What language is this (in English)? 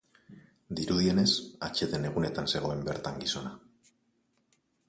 Basque